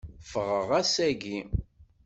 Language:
Kabyle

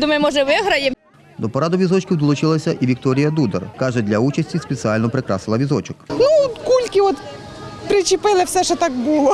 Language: Ukrainian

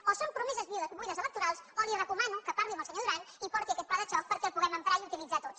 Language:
Catalan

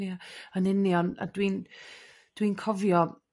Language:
Welsh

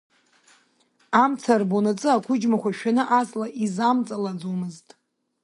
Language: Abkhazian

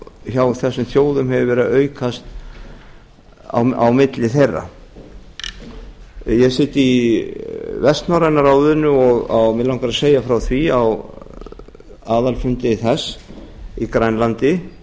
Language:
Icelandic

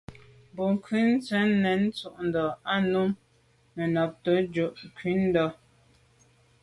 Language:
Medumba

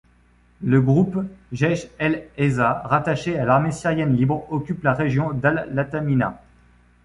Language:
French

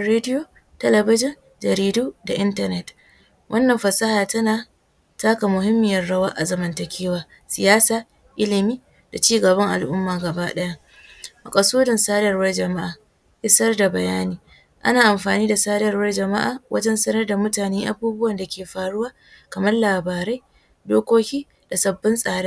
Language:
Hausa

